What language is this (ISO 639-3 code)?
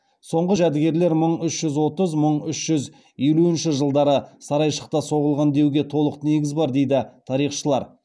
kaz